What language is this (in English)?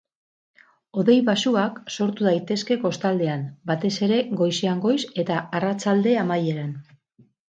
Basque